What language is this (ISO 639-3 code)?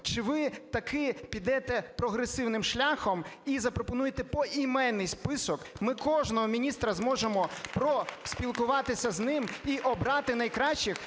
ukr